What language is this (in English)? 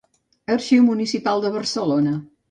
Catalan